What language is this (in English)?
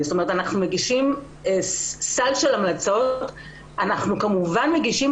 Hebrew